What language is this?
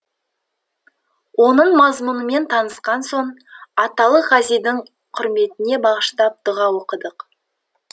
Kazakh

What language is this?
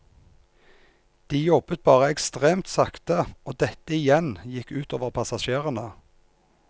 Norwegian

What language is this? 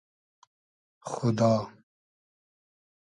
Hazaragi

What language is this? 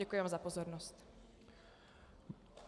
Czech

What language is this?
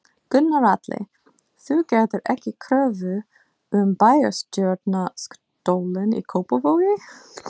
Icelandic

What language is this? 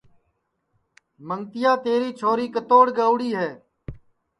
Sansi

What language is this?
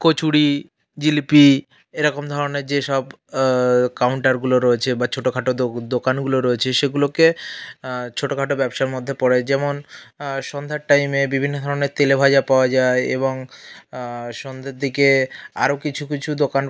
Bangla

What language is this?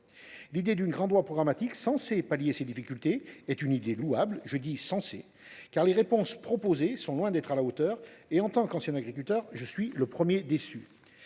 French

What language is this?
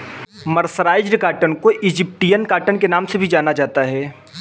Hindi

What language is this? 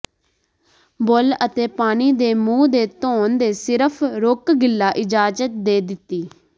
Punjabi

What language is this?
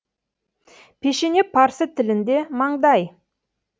Kazakh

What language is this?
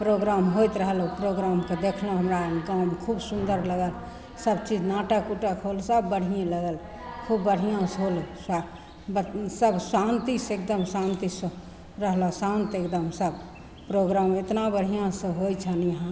Maithili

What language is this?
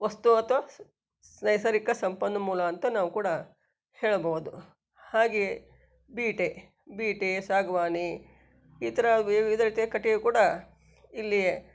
Kannada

